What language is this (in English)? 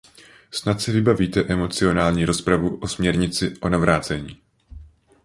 Czech